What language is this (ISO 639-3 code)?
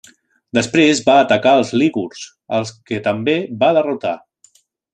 cat